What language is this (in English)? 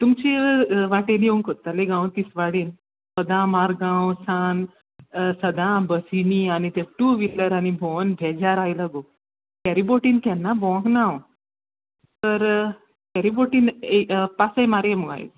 Konkani